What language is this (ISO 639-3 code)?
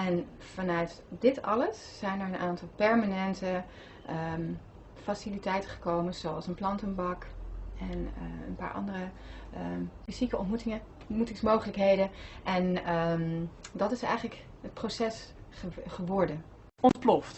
nld